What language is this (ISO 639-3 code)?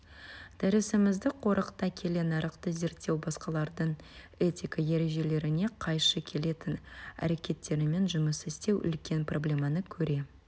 kaz